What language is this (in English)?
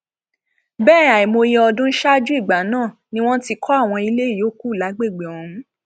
Yoruba